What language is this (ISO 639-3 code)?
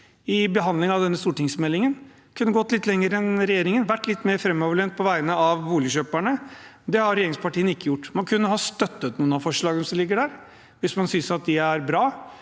nor